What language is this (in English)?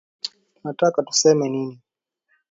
Swahili